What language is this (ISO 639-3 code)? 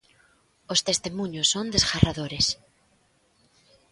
glg